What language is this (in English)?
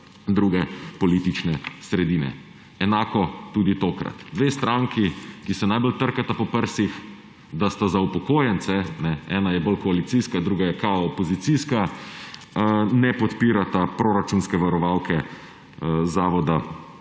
Slovenian